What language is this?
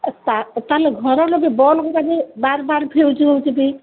Odia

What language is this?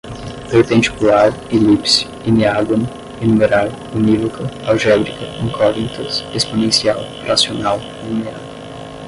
Portuguese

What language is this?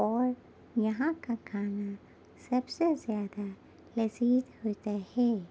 Urdu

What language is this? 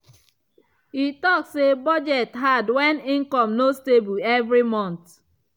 Nigerian Pidgin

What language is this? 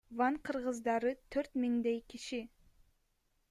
Kyrgyz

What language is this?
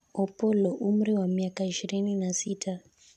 Luo (Kenya and Tanzania)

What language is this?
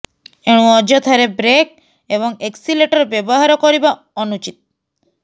Odia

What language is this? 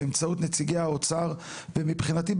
Hebrew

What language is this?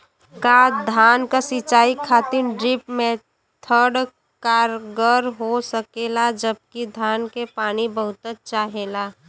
Bhojpuri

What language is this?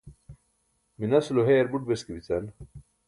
Burushaski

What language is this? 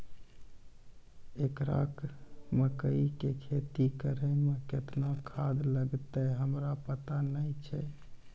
Maithili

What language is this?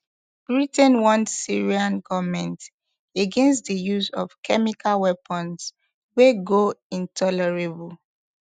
Nigerian Pidgin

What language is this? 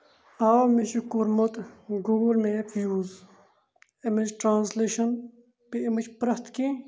Kashmiri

